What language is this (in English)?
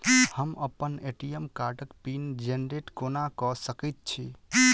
Maithili